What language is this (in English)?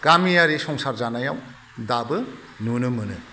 Bodo